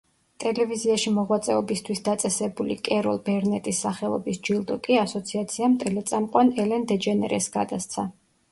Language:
Georgian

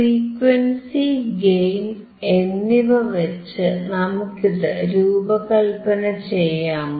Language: Malayalam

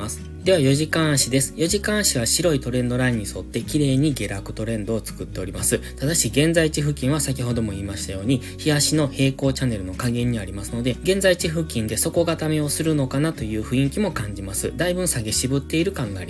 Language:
Japanese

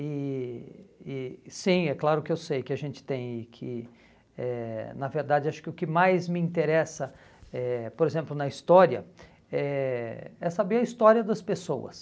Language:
Portuguese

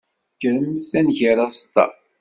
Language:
Kabyle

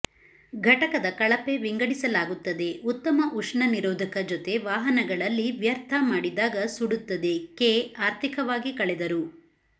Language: Kannada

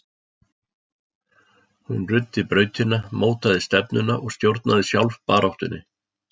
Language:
Icelandic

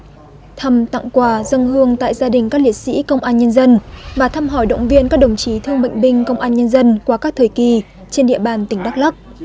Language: Vietnamese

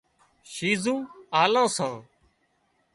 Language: Wadiyara Koli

